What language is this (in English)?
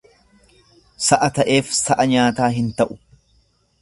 Oromo